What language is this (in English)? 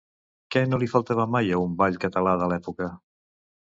Catalan